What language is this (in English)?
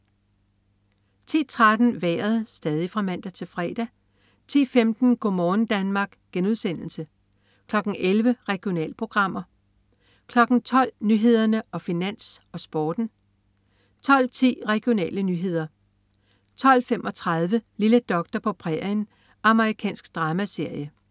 Danish